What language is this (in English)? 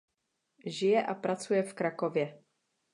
Czech